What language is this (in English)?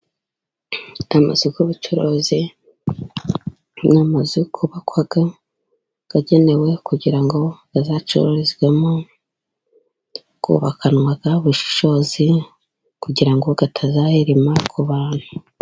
Kinyarwanda